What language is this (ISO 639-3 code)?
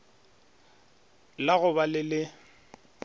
nso